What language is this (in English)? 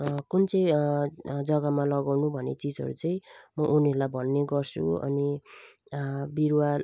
Nepali